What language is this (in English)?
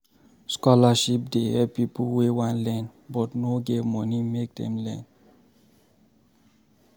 Nigerian Pidgin